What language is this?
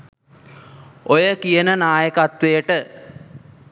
Sinhala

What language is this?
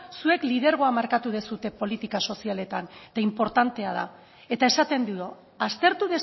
Basque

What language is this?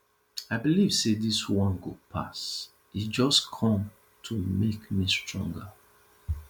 Nigerian Pidgin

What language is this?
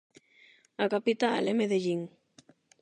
Galician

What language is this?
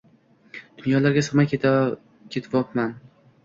Uzbek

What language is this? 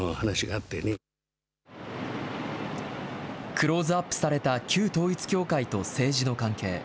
Japanese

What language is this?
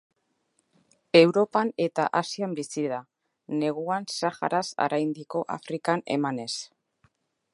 Basque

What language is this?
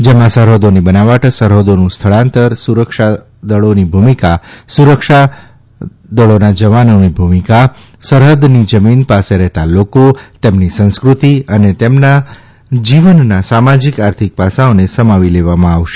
Gujarati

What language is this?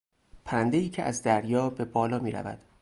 Persian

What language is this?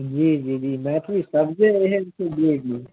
Maithili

